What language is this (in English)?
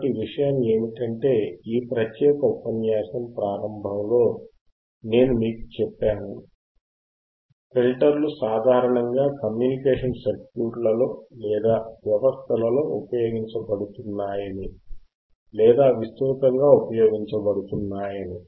Telugu